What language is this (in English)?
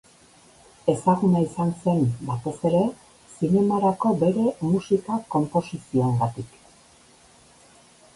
Basque